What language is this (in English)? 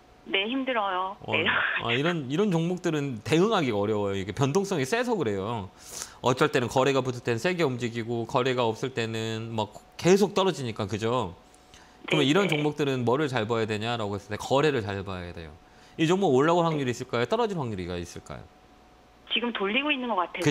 Korean